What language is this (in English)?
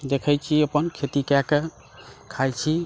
Maithili